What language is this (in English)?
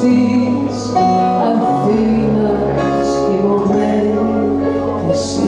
Greek